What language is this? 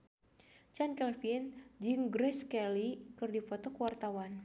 Sundanese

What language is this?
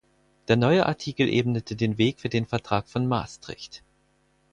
German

